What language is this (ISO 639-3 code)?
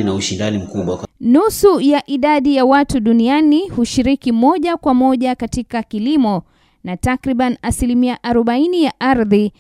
swa